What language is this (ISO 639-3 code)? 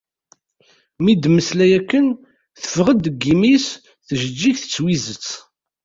kab